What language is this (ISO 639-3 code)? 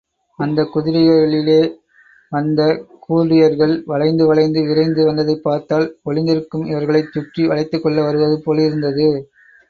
tam